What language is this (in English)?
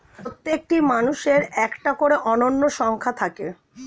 Bangla